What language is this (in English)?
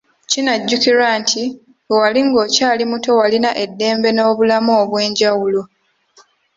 Ganda